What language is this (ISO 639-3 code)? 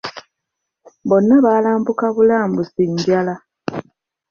lug